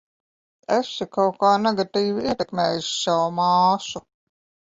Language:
Latvian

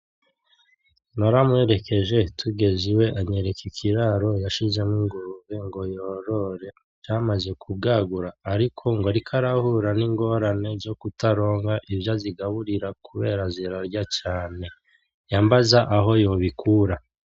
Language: Rundi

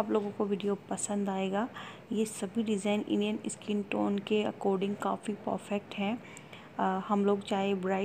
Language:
Hindi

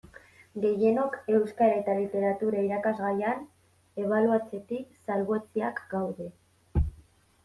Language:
Basque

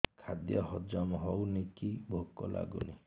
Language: Odia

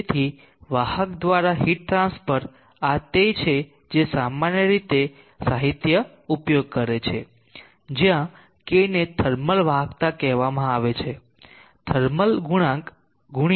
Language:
Gujarati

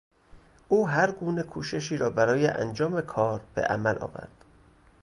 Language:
Persian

